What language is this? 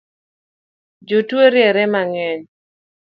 Luo (Kenya and Tanzania)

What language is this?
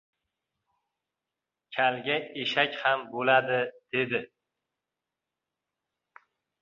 Uzbek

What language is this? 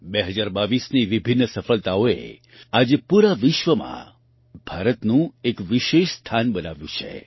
Gujarati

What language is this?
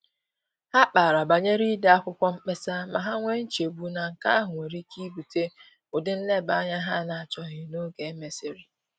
Igbo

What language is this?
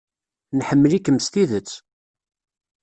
Kabyle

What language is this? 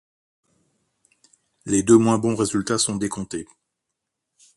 French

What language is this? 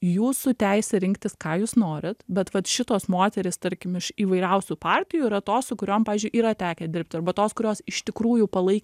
Lithuanian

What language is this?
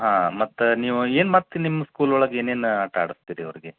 Kannada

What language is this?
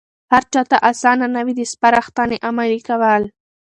Pashto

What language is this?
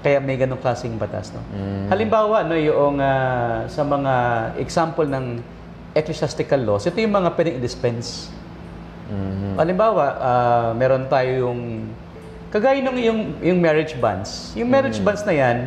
Filipino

